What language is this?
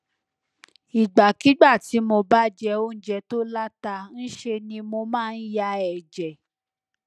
Yoruba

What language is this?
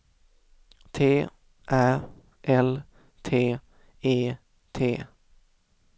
Swedish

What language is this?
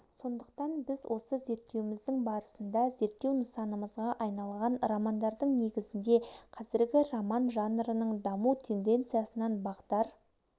Kazakh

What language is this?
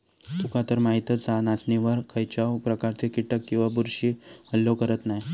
Marathi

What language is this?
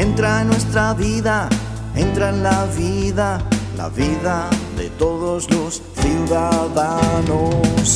Spanish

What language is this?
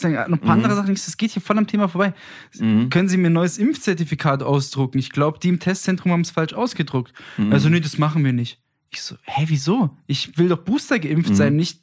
German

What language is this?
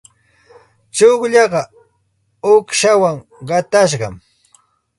Santa Ana de Tusi Pasco Quechua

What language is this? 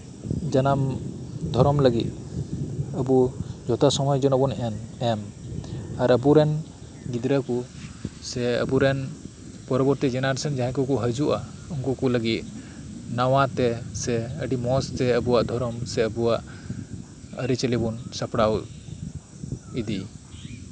Santali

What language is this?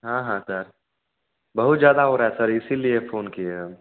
Hindi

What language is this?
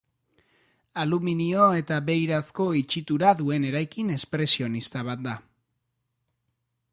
Basque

